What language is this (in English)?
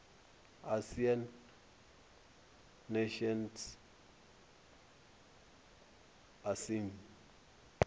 Venda